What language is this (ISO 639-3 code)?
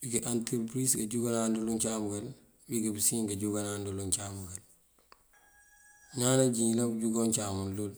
mfv